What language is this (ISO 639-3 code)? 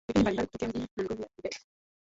swa